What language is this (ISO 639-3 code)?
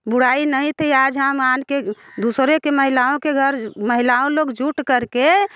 hin